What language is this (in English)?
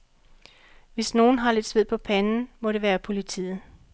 Danish